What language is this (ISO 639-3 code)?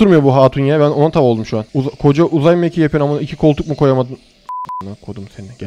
tur